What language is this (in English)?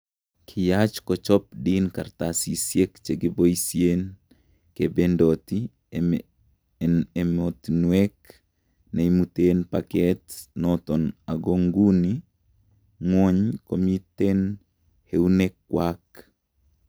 Kalenjin